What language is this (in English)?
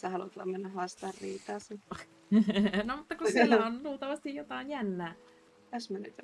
Finnish